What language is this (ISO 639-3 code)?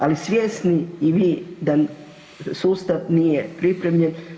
hrv